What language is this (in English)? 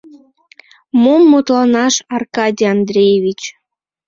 Mari